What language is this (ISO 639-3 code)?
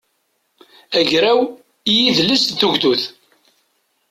kab